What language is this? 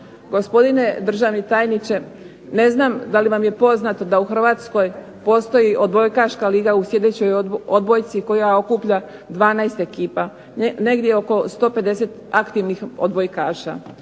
Croatian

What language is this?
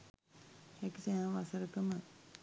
Sinhala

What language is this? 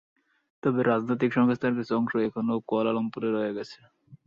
Bangla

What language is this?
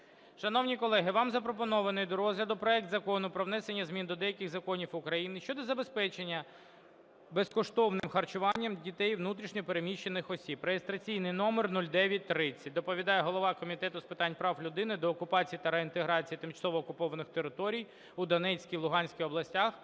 Ukrainian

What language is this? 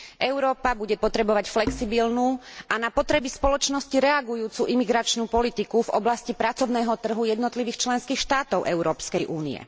Slovak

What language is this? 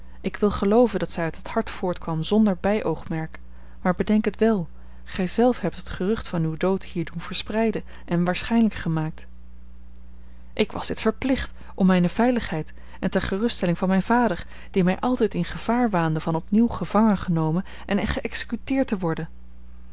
Dutch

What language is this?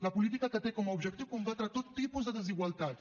Catalan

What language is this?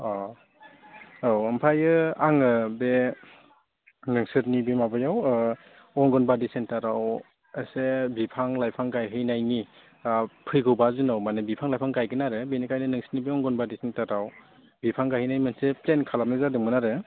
Bodo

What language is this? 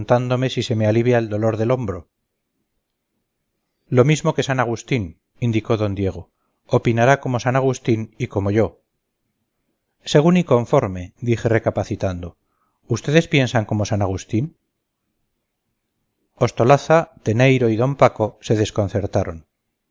Spanish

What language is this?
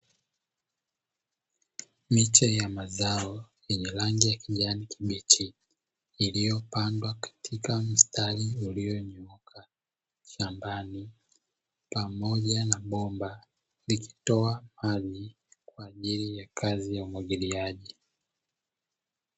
Swahili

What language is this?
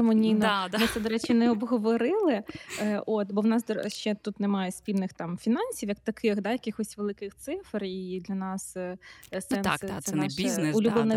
Ukrainian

